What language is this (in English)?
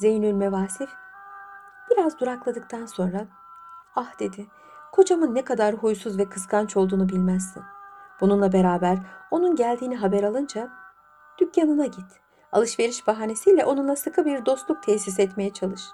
Turkish